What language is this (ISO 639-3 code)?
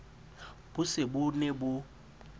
sot